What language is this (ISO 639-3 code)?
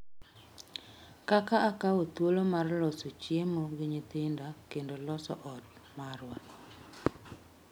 luo